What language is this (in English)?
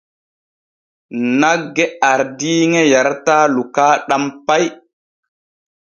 Borgu Fulfulde